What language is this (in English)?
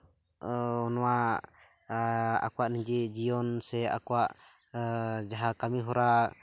Santali